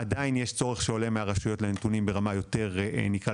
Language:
Hebrew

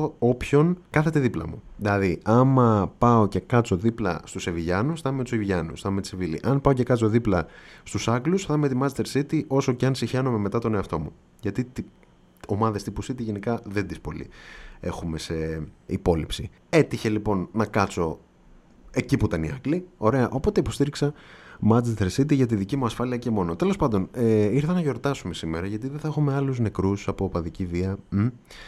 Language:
Greek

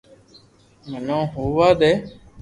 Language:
Loarki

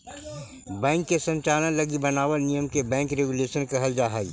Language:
Magahi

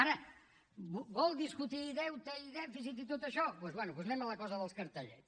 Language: Catalan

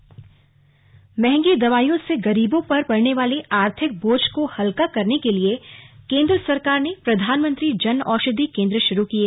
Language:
Hindi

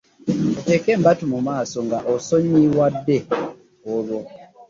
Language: Ganda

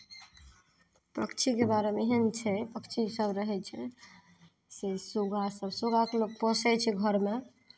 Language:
Maithili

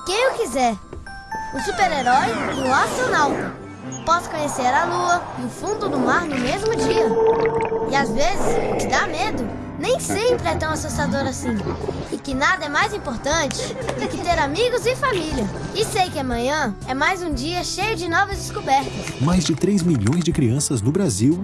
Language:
Portuguese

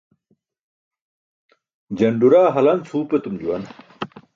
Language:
Burushaski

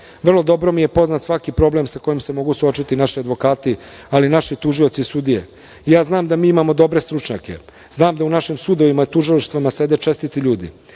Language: Serbian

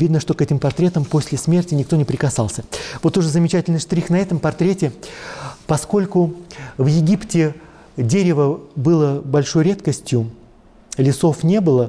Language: Russian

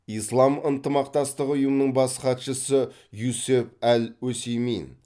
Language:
Kazakh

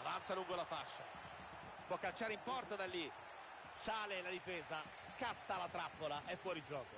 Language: Italian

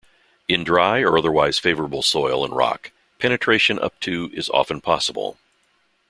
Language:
English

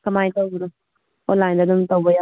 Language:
Manipuri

